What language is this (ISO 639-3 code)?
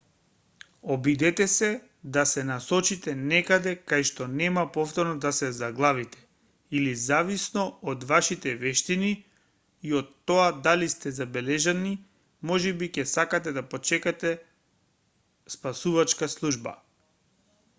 mkd